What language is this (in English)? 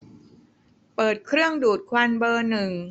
Thai